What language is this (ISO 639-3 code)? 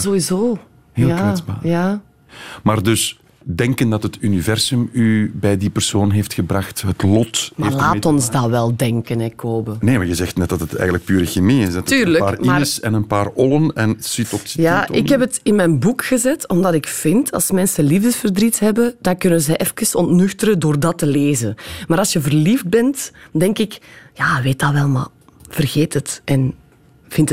nld